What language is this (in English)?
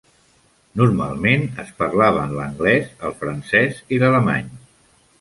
Catalan